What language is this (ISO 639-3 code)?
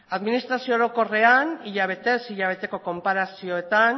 eus